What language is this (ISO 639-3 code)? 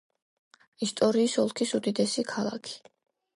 kat